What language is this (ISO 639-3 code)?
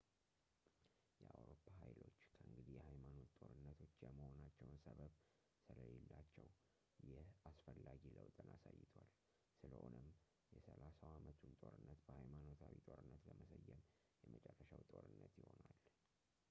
amh